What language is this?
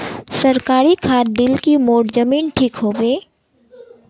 Magahi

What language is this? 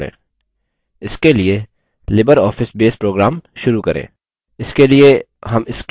Hindi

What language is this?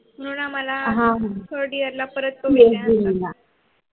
Marathi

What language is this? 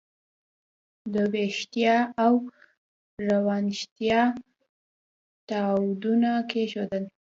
Pashto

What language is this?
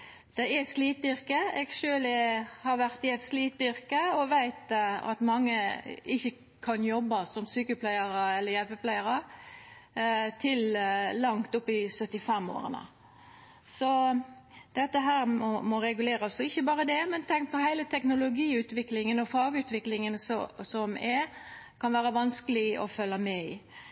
Norwegian Nynorsk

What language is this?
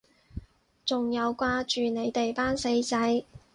Cantonese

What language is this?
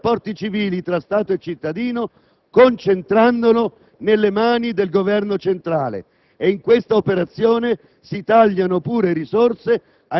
Italian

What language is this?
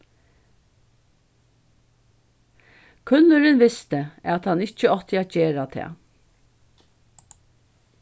Faroese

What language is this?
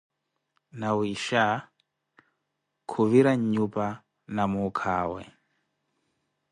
Koti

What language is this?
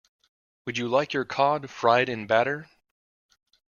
English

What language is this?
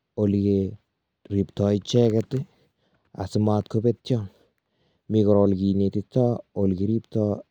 Kalenjin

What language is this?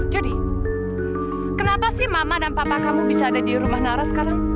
Indonesian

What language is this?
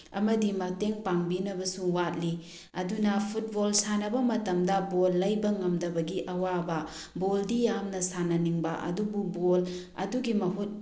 Manipuri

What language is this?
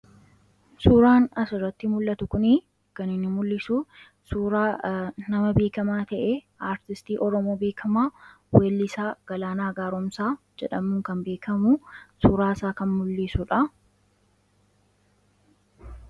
Oromo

